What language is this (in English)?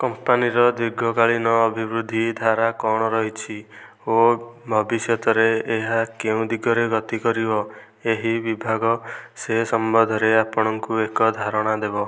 Odia